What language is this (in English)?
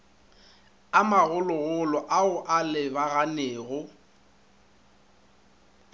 Northern Sotho